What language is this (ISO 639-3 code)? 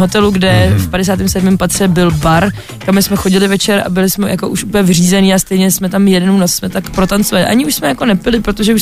ces